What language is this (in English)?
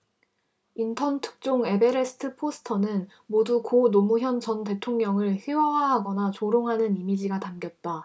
Korean